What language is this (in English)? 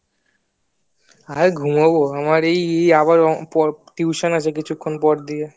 Bangla